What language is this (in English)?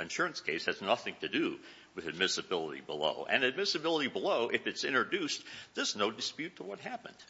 English